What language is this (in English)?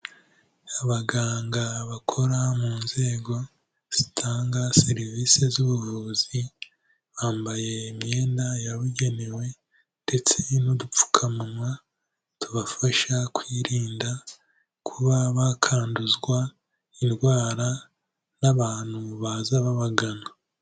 Kinyarwanda